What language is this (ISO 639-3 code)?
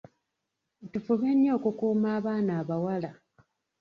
lug